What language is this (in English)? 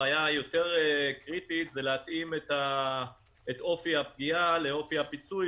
Hebrew